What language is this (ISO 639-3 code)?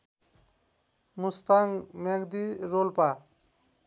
nep